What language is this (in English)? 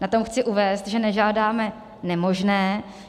Czech